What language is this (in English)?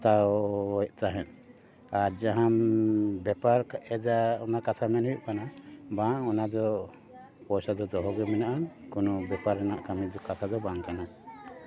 Santali